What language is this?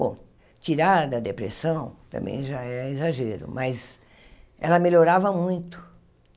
Portuguese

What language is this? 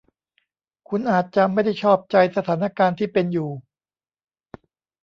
Thai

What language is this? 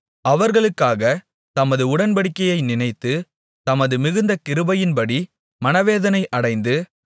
Tamil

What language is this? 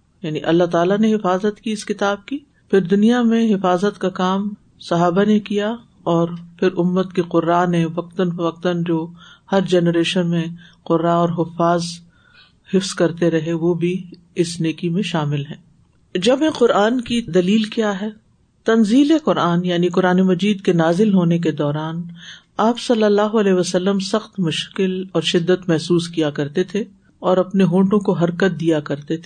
Urdu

